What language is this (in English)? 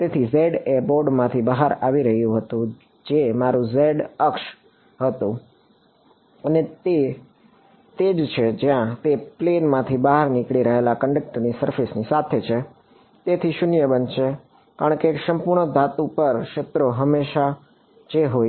Gujarati